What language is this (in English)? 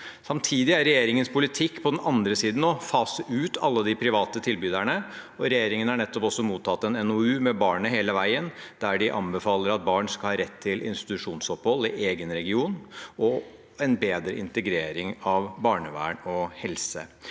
Norwegian